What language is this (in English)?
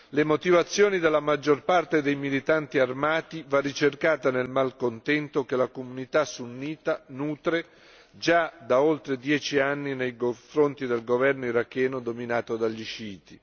Italian